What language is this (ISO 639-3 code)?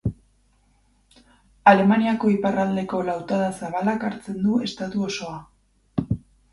eus